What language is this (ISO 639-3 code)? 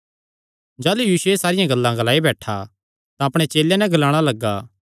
xnr